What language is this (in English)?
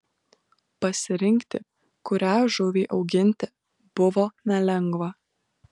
Lithuanian